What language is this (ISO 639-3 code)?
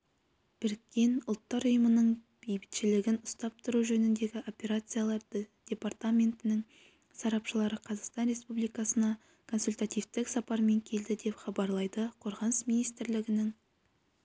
kaz